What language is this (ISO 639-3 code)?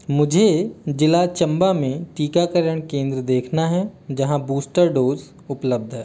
hin